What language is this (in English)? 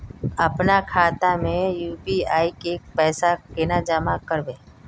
Magahi